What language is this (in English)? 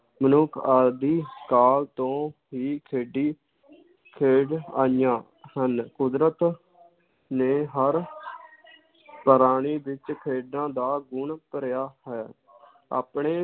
Punjabi